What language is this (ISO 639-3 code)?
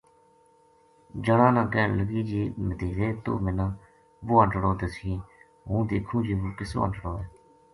gju